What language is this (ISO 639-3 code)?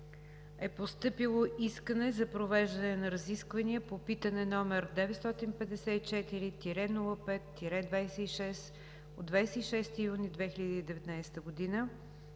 bul